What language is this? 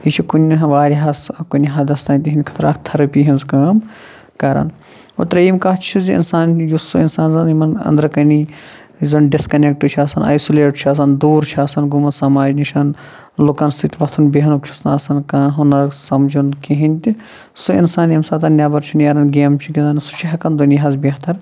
Kashmiri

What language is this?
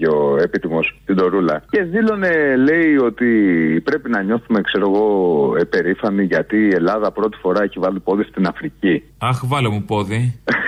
Greek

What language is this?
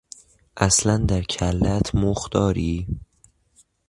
Persian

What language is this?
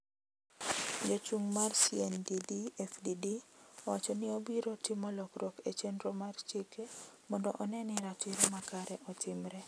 Luo (Kenya and Tanzania)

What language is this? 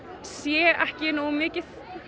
Icelandic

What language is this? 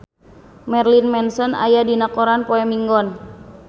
Sundanese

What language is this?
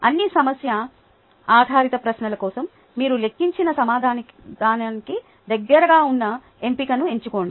Telugu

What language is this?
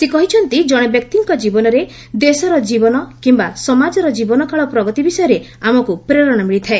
Odia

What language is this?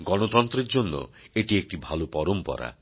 Bangla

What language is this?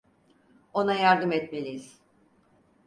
Turkish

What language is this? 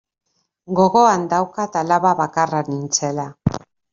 Basque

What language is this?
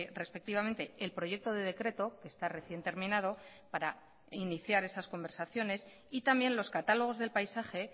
Spanish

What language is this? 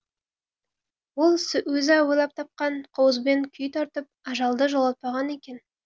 Kazakh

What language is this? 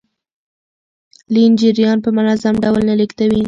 Pashto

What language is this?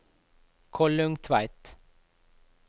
Norwegian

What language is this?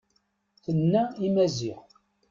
Kabyle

